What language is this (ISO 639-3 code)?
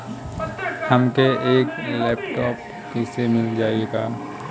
bho